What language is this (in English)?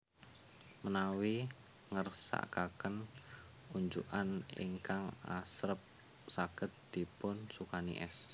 Javanese